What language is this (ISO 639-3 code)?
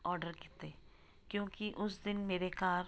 pan